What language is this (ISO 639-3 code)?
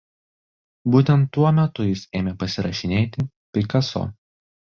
lit